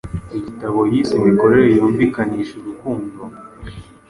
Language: Kinyarwanda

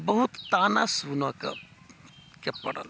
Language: Maithili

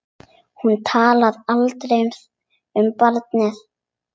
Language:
Icelandic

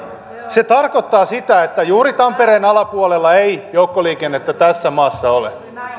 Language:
Finnish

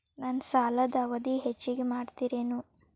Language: Kannada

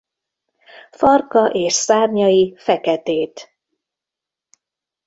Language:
Hungarian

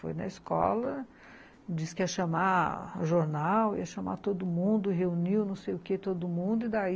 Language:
Portuguese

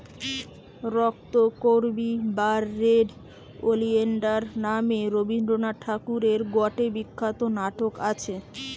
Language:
Bangla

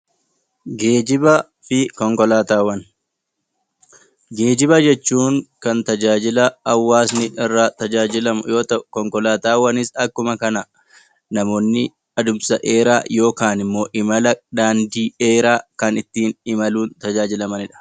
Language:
Oromo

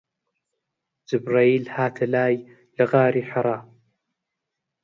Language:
Central Kurdish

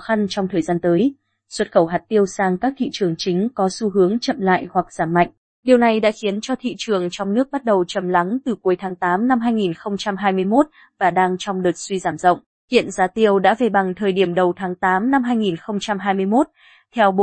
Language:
Vietnamese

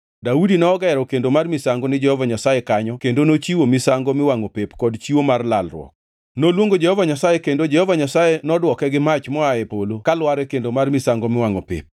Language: Luo (Kenya and Tanzania)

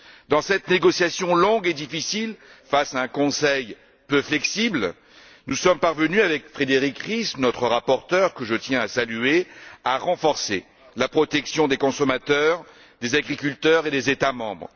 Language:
French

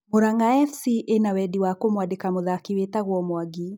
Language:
Kikuyu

